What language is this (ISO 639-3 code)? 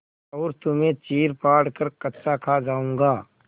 hin